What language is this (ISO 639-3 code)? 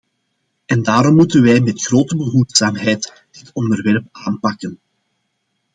nld